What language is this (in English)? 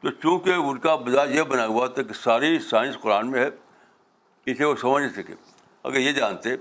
Urdu